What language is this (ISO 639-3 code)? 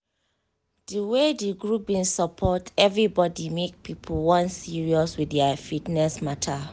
pcm